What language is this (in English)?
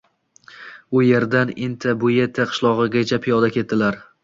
Uzbek